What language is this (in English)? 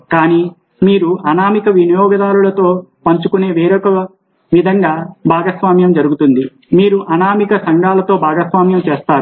Telugu